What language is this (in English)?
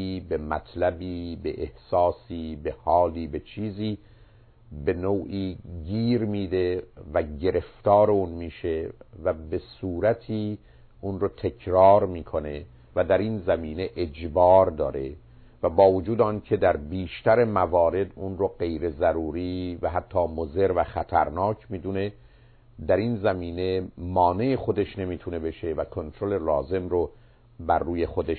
Persian